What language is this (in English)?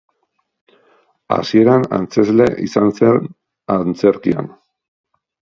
Basque